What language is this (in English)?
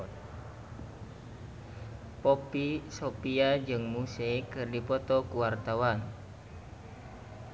Sundanese